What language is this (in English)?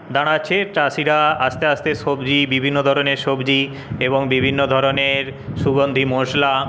Bangla